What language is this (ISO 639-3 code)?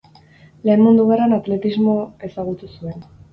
eus